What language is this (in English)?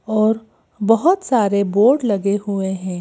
Hindi